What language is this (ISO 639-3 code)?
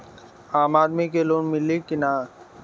bho